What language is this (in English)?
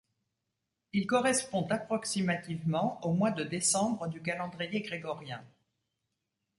French